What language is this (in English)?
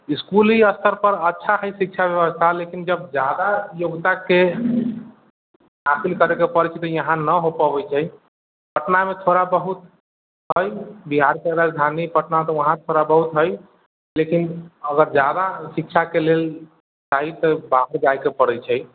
Maithili